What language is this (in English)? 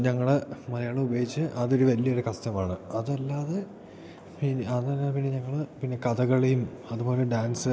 Malayalam